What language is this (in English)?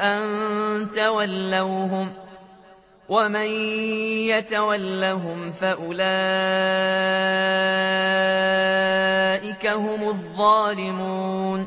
Arabic